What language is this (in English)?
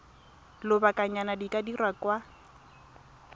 Tswana